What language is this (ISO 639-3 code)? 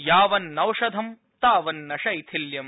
san